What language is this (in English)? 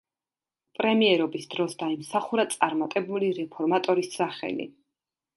Georgian